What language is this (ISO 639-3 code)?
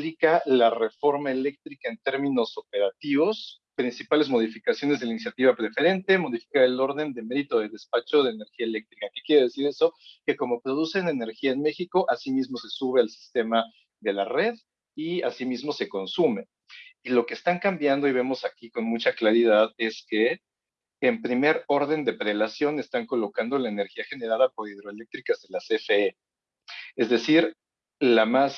spa